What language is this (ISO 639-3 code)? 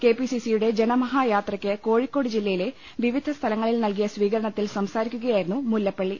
mal